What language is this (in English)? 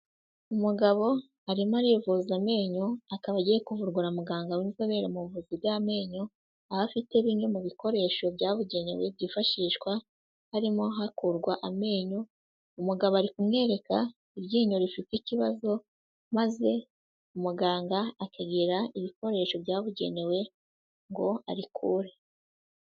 Kinyarwanda